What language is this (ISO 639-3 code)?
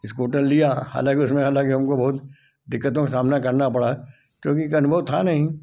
hin